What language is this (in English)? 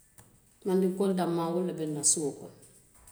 Western Maninkakan